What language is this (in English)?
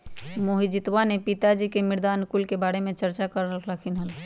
Magahi